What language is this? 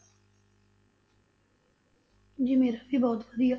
Punjabi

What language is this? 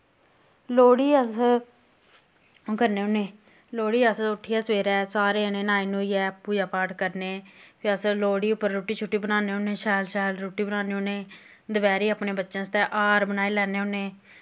Dogri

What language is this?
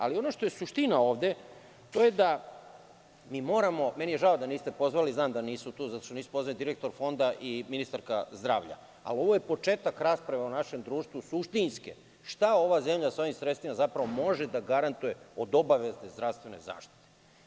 Serbian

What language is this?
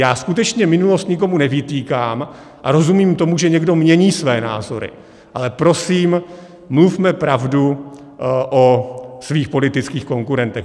Czech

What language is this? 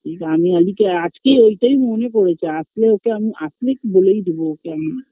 Bangla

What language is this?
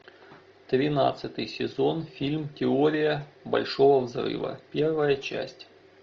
Russian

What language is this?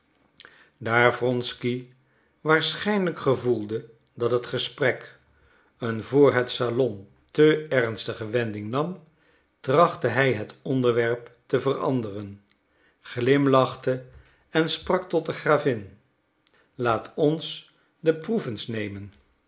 Dutch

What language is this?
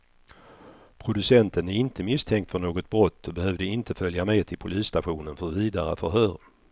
Swedish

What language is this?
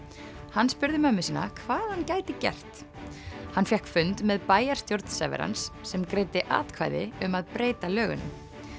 Icelandic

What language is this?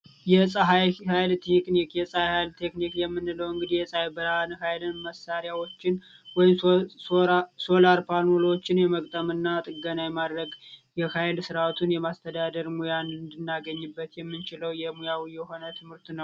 Amharic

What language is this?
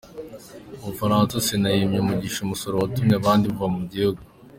Kinyarwanda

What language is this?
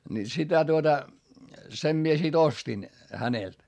Finnish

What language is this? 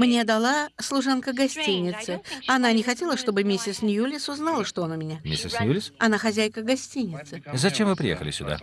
Russian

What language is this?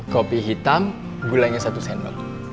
Indonesian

